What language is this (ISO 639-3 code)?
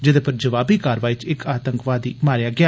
doi